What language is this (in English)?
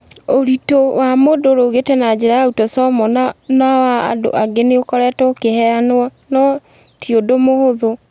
Kikuyu